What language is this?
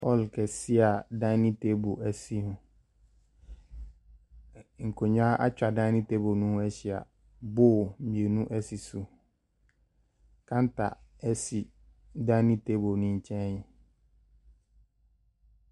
Akan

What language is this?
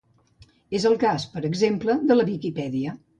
Catalan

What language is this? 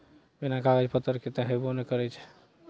Maithili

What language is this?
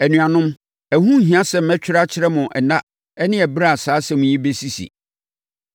Akan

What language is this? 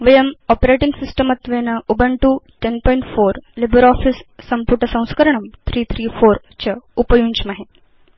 Sanskrit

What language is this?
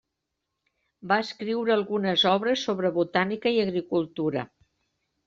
Catalan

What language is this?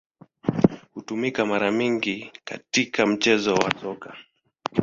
Swahili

